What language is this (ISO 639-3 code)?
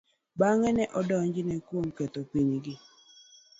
luo